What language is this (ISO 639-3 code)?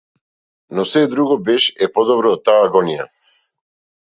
mkd